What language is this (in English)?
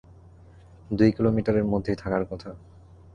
Bangla